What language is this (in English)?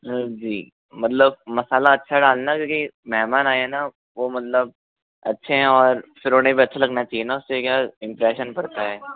Hindi